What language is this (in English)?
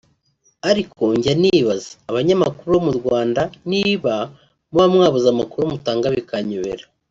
Kinyarwanda